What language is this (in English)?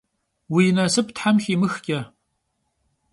Kabardian